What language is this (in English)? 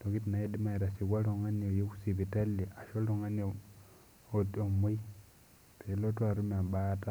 Masai